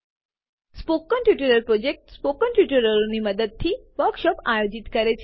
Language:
Gujarati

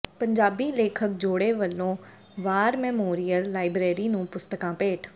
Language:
Punjabi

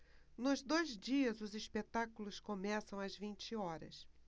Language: Portuguese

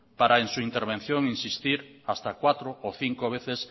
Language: Spanish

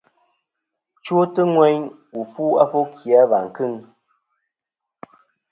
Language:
Kom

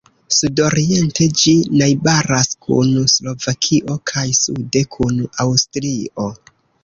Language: Esperanto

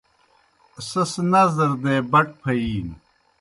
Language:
Kohistani Shina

